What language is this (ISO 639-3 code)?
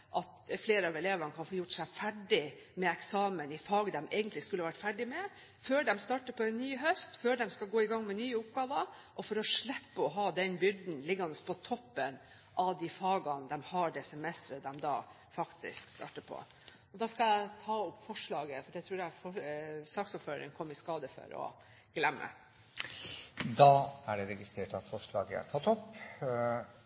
nob